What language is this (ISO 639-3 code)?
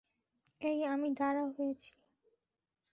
ben